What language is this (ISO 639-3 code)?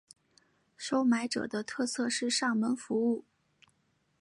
zho